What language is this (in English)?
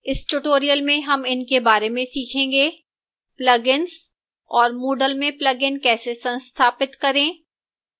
Hindi